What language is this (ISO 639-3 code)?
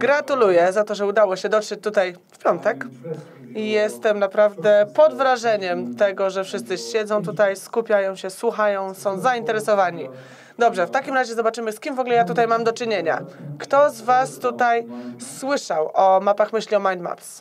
pol